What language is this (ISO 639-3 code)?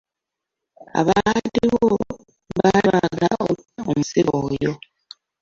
lug